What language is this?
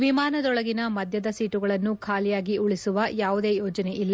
Kannada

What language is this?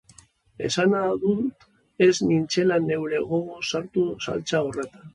Basque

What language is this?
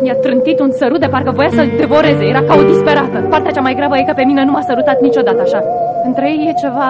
Romanian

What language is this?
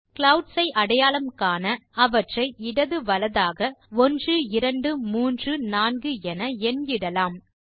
Tamil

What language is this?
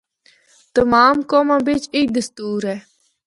Northern Hindko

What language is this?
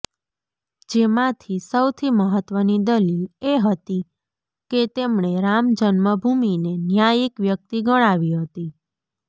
Gujarati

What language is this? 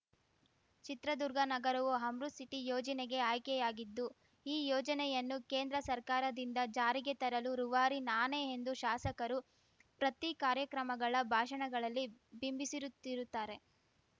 Kannada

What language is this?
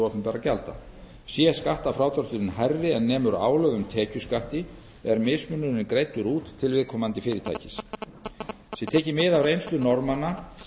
Icelandic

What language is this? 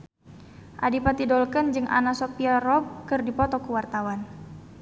Sundanese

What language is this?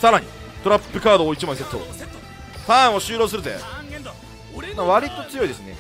Japanese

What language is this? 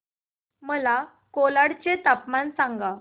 Marathi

